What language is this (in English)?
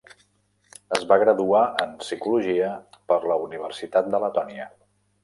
Catalan